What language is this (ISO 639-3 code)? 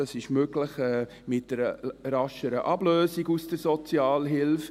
gsw